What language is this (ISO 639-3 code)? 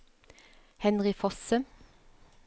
nor